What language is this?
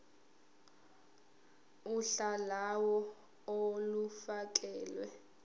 Zulu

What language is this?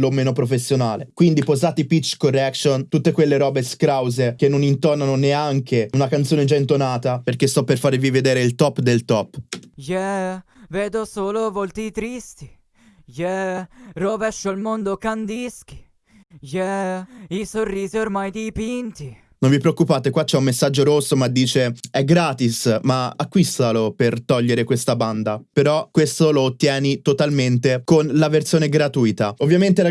Italian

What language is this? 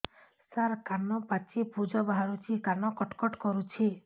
Odia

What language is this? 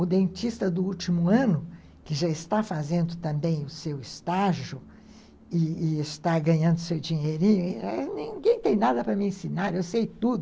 Portuguese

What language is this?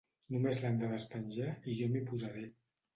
Catalan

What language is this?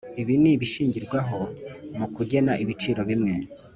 Kinyarwanda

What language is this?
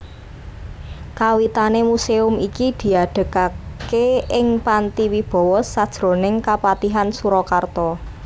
Javanese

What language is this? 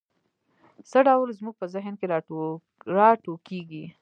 Pashto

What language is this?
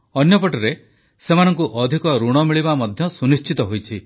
Odia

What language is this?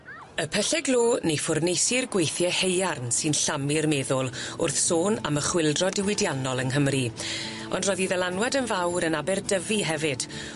Welsh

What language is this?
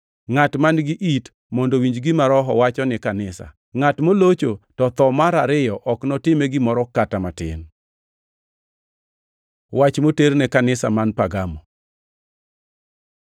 Luo (Kenya and Tanzania)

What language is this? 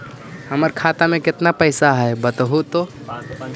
Magahi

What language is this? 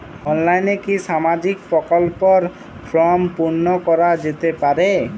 Bangla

